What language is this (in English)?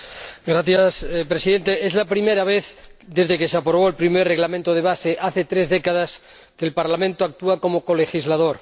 Spanish